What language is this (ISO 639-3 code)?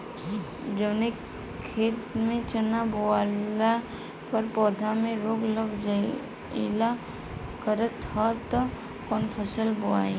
bho